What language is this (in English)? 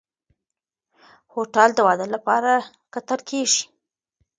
Pashto